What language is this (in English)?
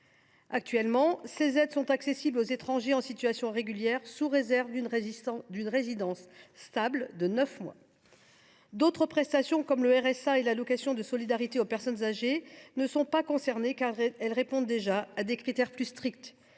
French